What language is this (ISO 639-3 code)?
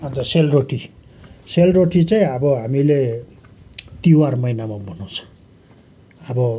nep